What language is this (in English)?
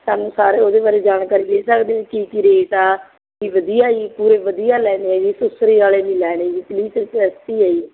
Punjabi